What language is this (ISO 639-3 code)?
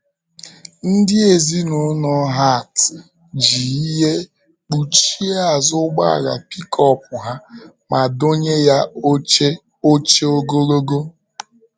ibo